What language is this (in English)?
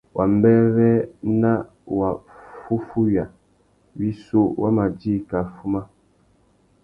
Tuki